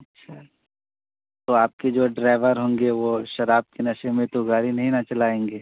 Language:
Urdu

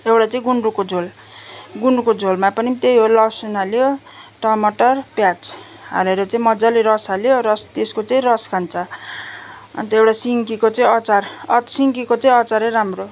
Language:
Nepali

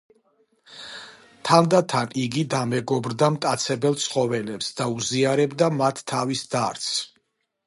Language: Georgian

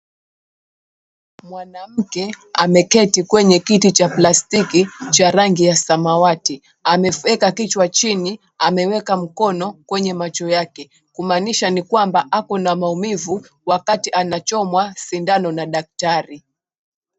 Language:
Swahili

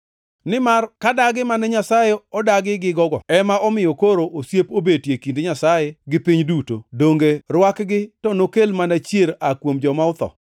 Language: Luo (Kenya and Tanzania)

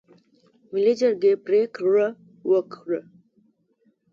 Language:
Pashto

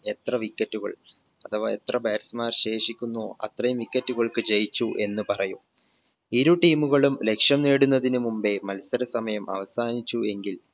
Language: Malayalam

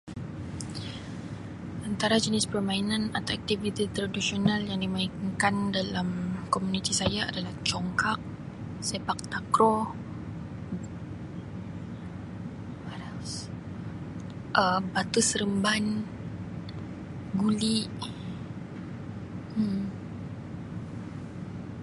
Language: Sabah Malay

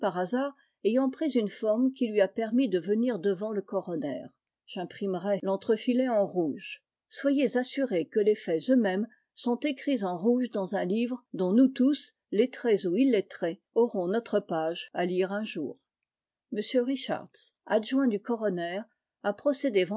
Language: French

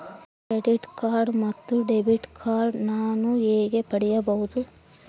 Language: Kannada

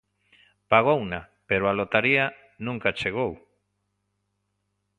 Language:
Galician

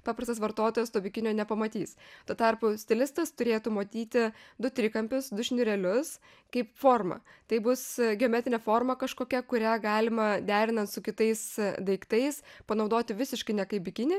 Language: Lithuanian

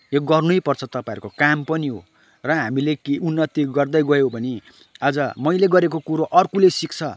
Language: Nepali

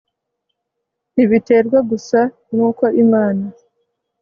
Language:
Kinyarwanda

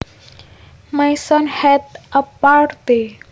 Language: Javanese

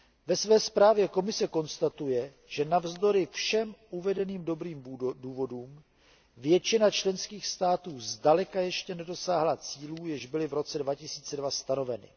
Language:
Czech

